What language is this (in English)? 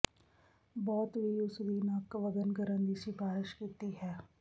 Punjabi